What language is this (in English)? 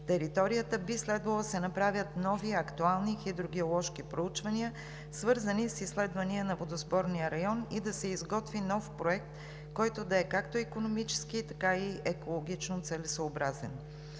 Bulgarian